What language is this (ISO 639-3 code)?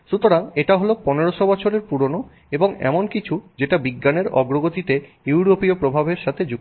ben